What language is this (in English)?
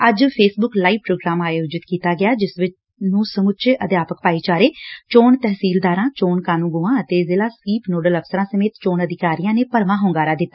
Punjabi